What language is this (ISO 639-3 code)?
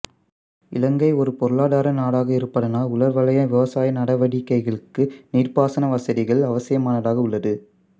tam